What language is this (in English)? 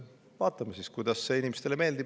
Estonian